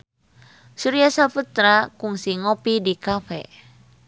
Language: Sundanese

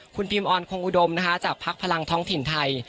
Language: Thai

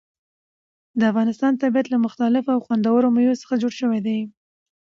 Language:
Pashto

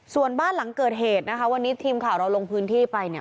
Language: Thai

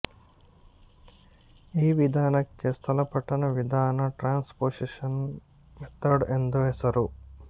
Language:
Kannada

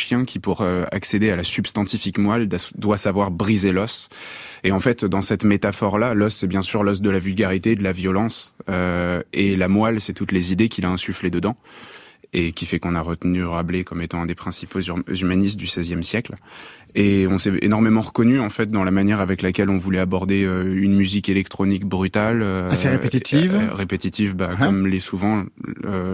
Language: French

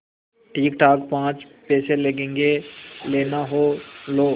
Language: Hindi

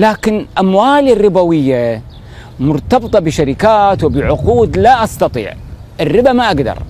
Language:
Arabic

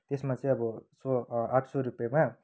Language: Nepali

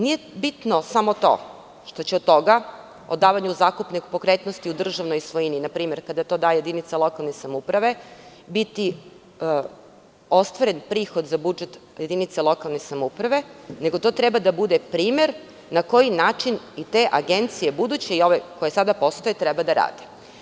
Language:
Serbian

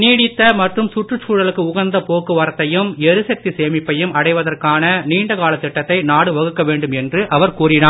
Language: Tamil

